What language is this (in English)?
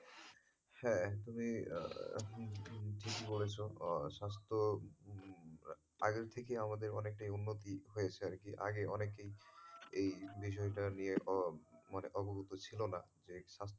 Bangla